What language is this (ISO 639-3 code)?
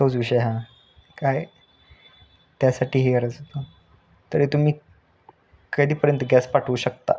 mar